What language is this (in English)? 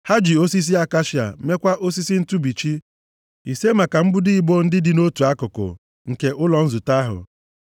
Igbo